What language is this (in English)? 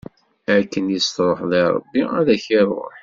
Kabyle